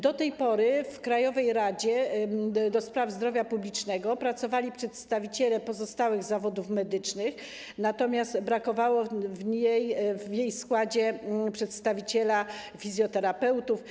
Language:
Polish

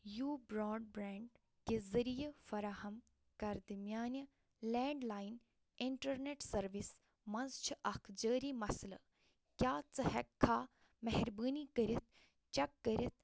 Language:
Kashmiri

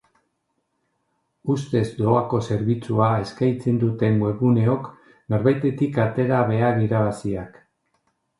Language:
Basque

